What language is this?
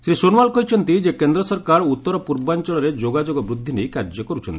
Odia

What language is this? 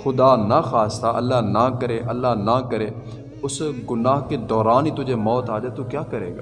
Urdu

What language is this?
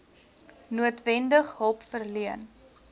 Afrikaans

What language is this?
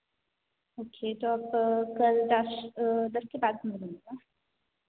Hindi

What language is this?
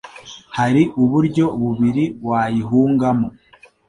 Kinyarwanda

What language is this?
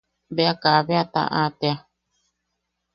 Yaqui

